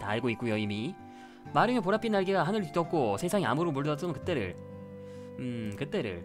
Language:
Korean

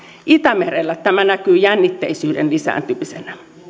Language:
Finnish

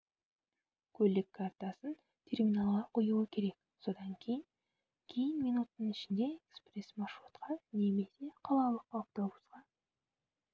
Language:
Kazakh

